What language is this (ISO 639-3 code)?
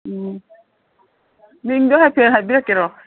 mni